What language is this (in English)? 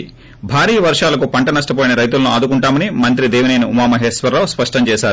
Telugu